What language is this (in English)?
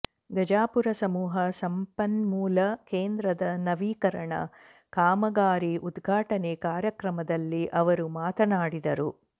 Kannada